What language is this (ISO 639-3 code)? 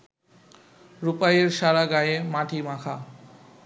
ben